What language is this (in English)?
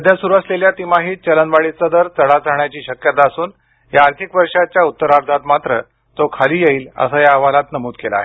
Marathi